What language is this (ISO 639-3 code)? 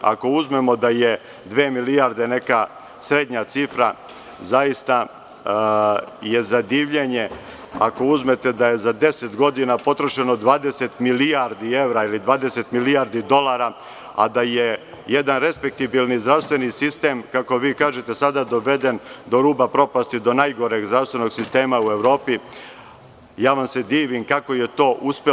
srp